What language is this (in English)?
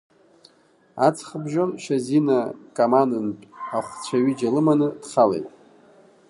Abkhazian